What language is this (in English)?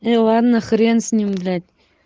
Russian